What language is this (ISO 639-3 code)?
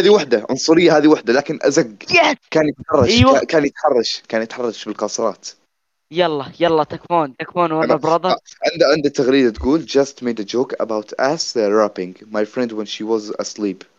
ara